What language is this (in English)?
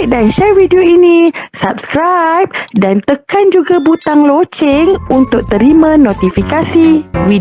Malay